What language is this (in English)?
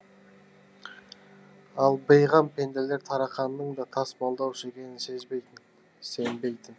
Kazakh